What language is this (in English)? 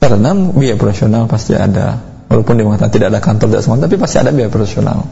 Indonesian